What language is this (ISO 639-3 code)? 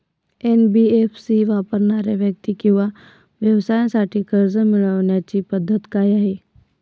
mar